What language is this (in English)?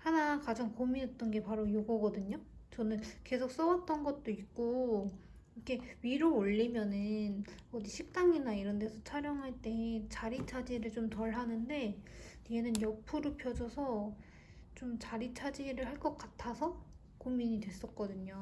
Korean